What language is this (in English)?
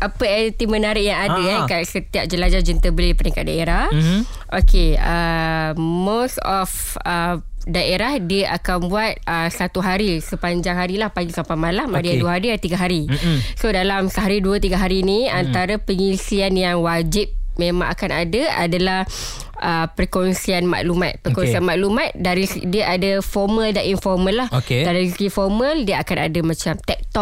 Malay